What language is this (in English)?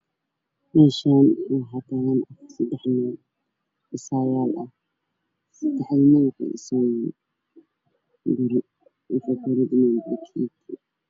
Somali